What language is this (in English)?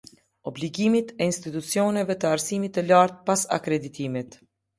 Albanian